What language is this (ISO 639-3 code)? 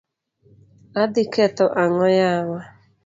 luo